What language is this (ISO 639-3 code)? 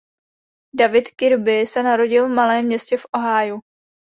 ces